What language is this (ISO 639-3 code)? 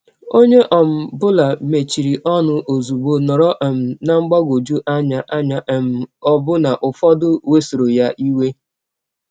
ibo